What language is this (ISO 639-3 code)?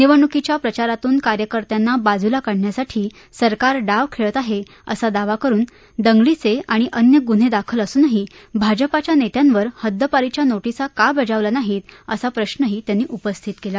mar